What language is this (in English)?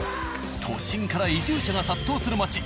Japanese